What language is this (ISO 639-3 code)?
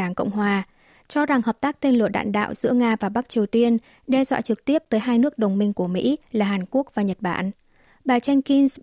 vie